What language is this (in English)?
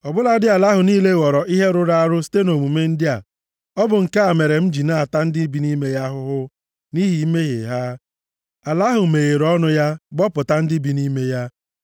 Igbo